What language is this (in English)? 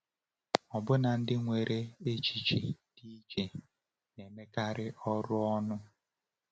Igbo